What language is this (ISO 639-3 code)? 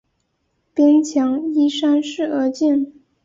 zho